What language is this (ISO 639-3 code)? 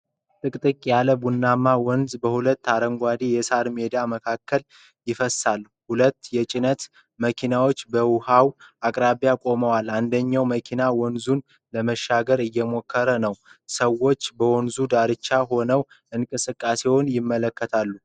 amh